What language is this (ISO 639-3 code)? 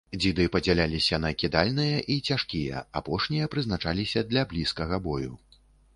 bel